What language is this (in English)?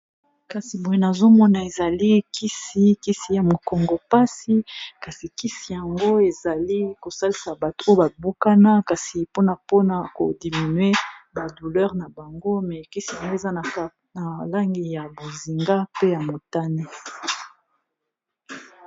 Lingala